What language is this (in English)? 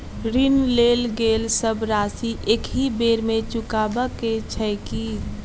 Maithili